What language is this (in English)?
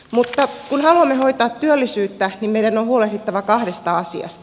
Finnish